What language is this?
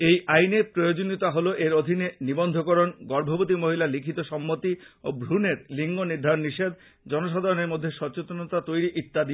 Bangla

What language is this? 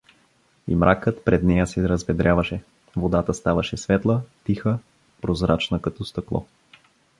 Bulgarian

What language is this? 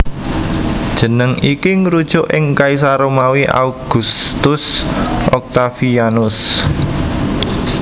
Javanese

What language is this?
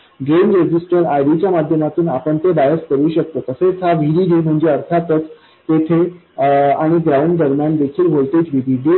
Marathi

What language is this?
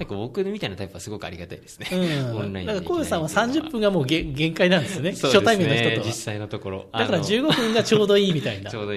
Japanese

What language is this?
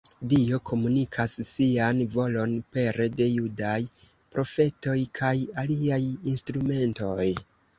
Esperanto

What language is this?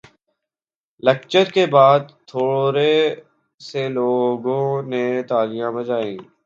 Urdu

